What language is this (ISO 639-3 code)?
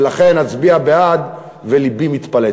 heb